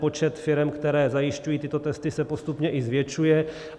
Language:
Czech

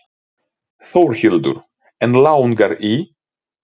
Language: Icelandic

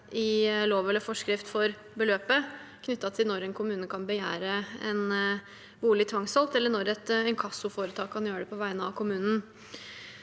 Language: Norwegian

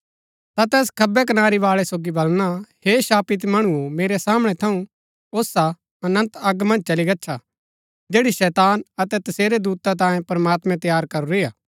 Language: Gaddi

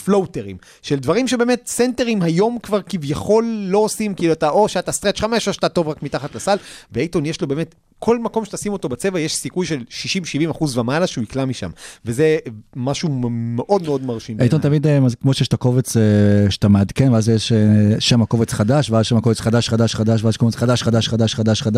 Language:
Hebrew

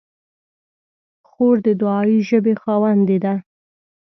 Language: Pashto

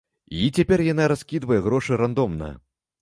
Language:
Belarusian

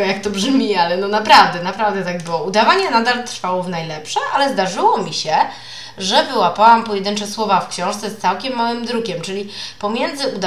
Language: Polish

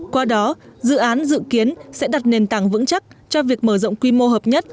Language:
Vietnamese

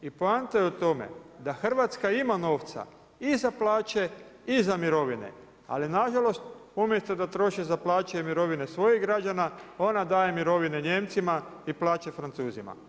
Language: Croatian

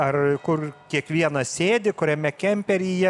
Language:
Lithuanian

